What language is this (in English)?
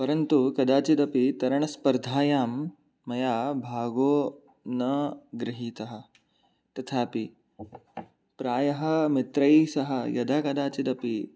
Sanskrit